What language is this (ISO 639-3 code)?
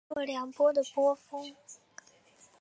zho